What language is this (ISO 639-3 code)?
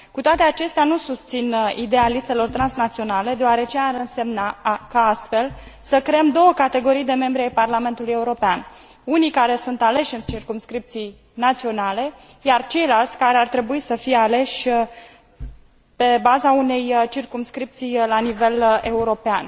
ron